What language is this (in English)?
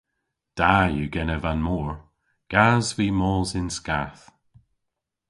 Cornish